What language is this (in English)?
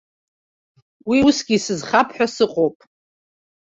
Abkhazian